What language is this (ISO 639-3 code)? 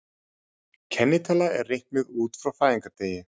isl